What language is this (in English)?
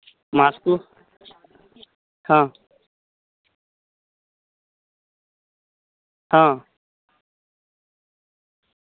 Odia